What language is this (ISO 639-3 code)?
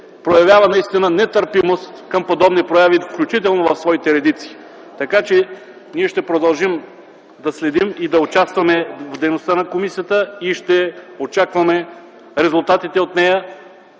bul